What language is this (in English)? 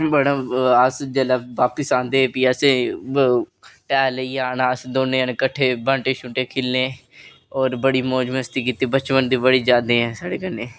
Dogri